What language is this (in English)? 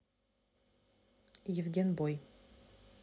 Russian